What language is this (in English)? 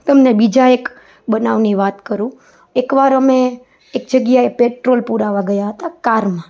Gujarati